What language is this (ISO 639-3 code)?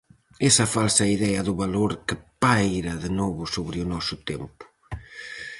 glg